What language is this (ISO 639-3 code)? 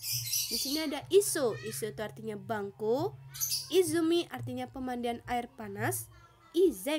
ind